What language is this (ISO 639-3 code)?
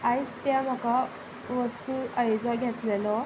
kok